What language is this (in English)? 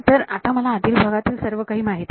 Marathi